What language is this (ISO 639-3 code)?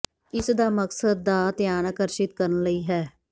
pan